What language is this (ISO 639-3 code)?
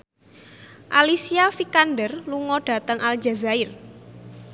jav